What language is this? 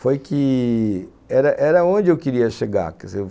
Portuguese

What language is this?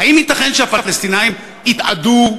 Hebrew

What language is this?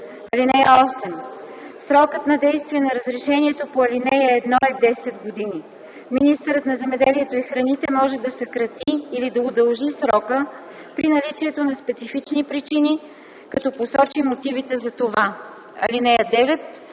Bulgarian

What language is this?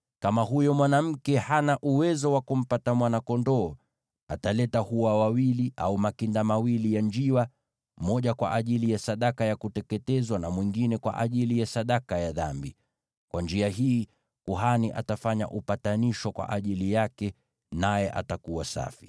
Swahili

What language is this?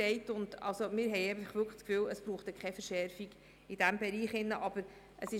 Swiss German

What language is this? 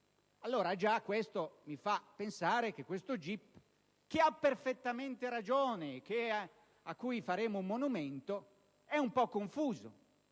Italian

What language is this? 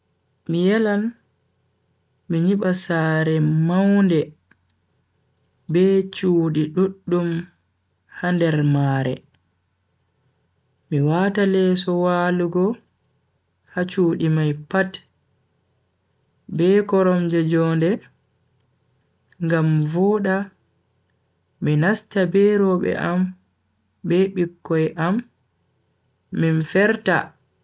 Bagirmi Fulfulde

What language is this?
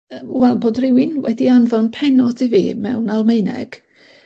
Welsh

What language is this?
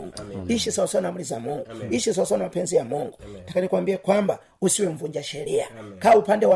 Swahili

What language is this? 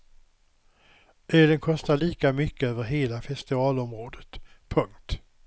Swedish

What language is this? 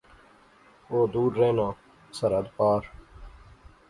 Pahari-Potwari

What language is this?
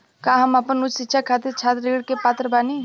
Bhojpuri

